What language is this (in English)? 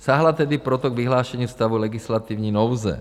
Czech